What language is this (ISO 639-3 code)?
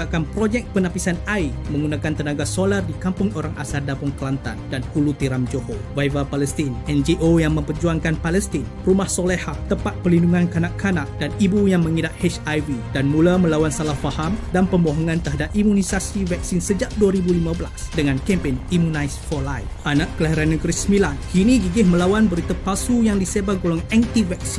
msa